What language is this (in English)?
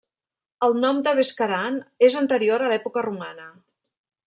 Catalan